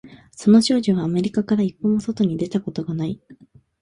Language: Japanese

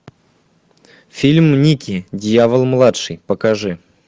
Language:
Russian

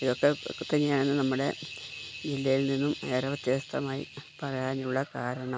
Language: Malayalam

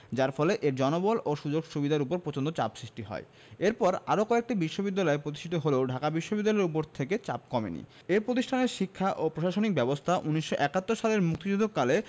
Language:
Bangla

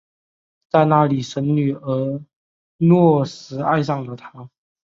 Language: Chinese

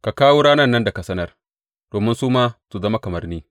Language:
Hausa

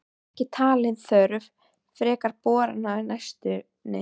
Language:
Icelandic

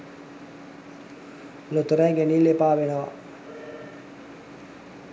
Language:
Sinhala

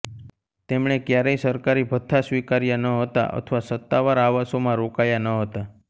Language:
Gujarati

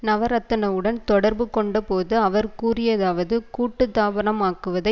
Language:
Tamil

